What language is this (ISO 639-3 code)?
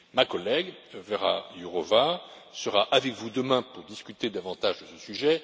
fra